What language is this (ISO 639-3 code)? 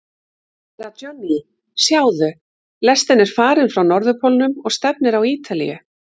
isl